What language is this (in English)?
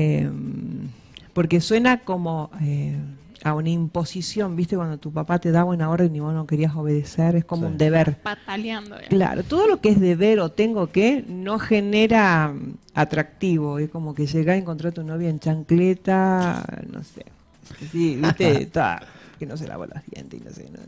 Spanish